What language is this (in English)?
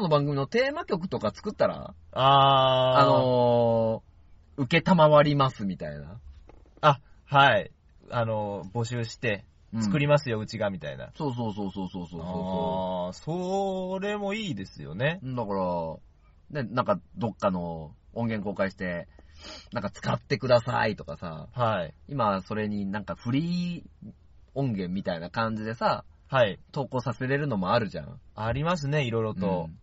Japanese